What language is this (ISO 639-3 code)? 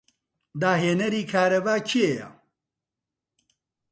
ckb